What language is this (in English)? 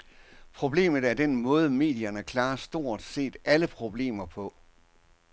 Danish